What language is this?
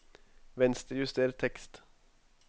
Norwegian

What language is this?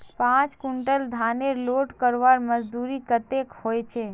Magahi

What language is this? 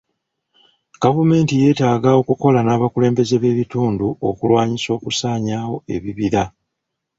Ganda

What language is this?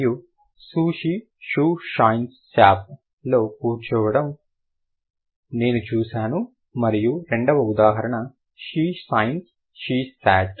Telugu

